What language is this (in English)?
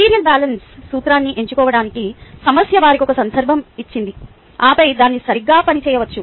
Telugu